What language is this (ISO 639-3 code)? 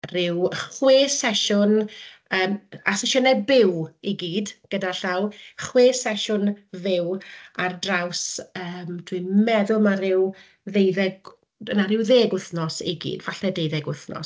cym